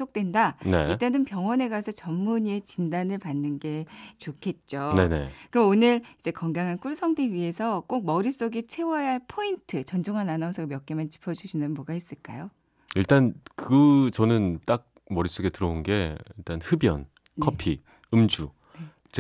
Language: Korean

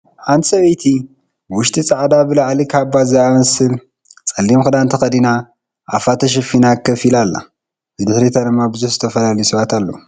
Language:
Tigrinya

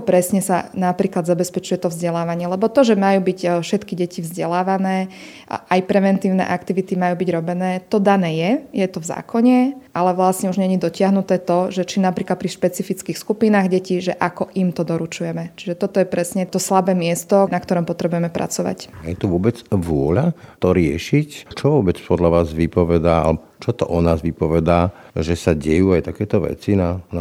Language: Slovak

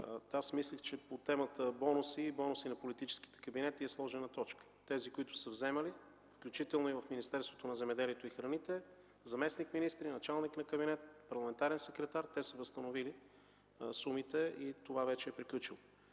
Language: Bulgarian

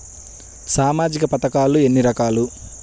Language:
Telugu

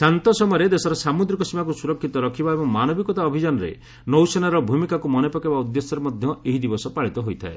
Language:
Odia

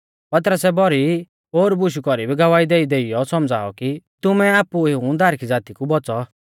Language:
Mahasu Pahari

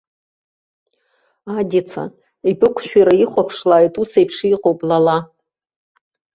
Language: Abkhazian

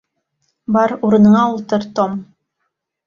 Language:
Bashkir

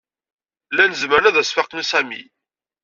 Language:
Kabyle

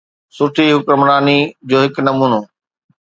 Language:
Sindhi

